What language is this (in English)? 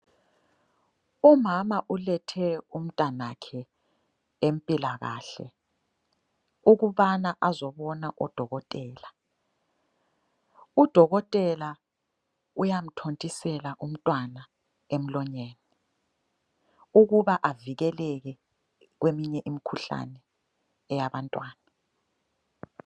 North Ndebele